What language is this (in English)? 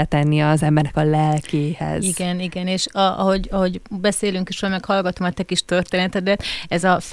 Hungarian